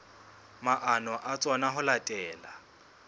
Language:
Southern Sotho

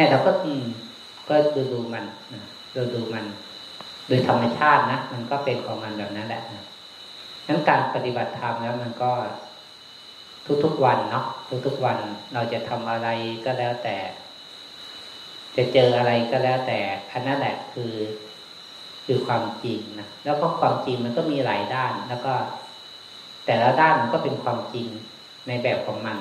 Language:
Thai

